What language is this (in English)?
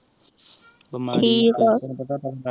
Punjabi